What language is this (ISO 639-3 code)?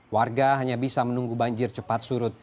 ind